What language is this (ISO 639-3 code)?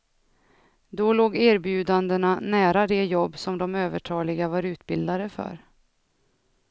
swe